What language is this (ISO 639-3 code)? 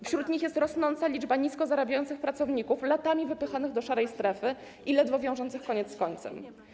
pol